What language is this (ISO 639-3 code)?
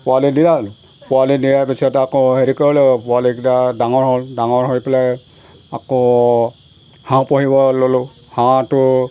asm